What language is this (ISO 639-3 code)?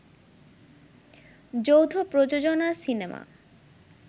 ben